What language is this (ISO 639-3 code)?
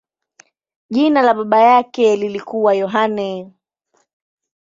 swa